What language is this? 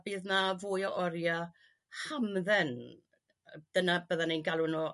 Welsh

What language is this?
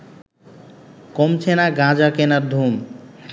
Bangla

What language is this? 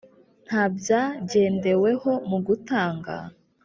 Kinyarwanda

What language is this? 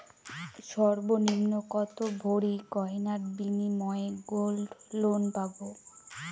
Bangla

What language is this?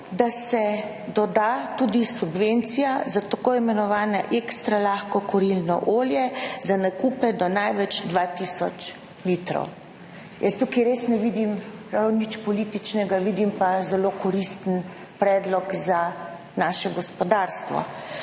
Slovenian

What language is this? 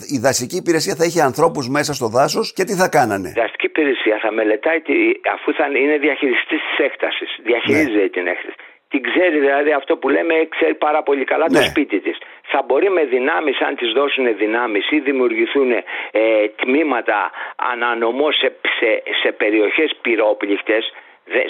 Greek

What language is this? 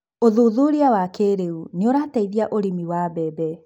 Kikuyu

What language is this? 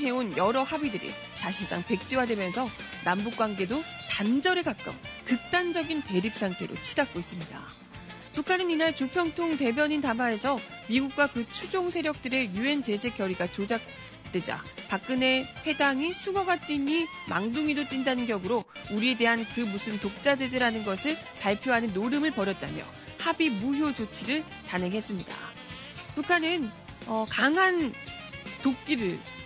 Korean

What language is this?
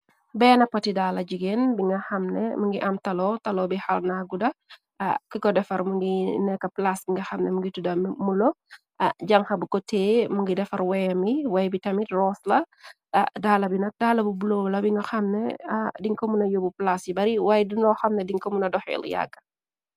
Wolof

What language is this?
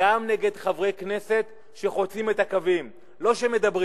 Hebrew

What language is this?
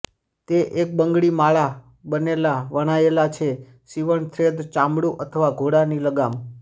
Gujarati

